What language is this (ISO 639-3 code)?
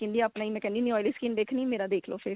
pan